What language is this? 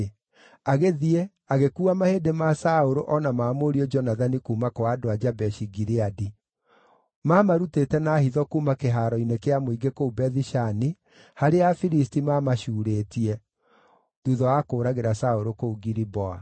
Kikuyu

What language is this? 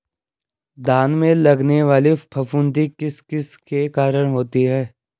Hindi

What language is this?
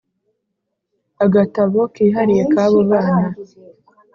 Kinyarwanda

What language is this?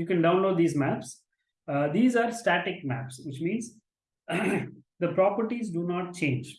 English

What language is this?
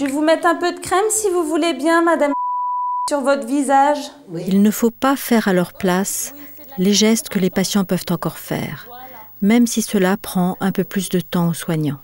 French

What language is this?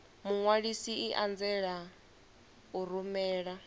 Venda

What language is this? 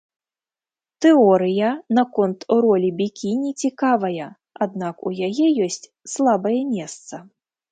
Belarusian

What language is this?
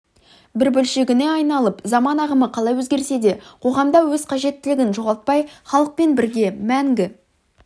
Kazakh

